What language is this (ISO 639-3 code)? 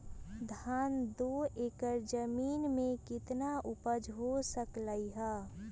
mag